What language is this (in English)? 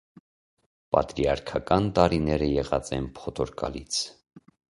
Armenian